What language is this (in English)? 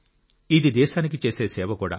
Telugu